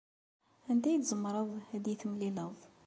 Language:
Kabyle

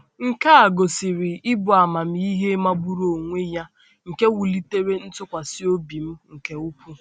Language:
Igbo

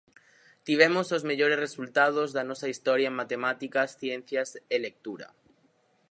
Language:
Galician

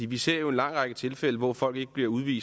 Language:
Danish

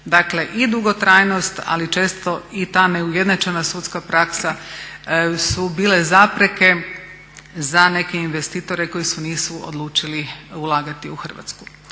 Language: Croatian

